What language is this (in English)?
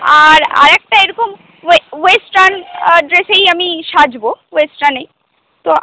Bangla